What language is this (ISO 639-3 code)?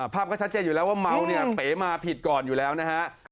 tha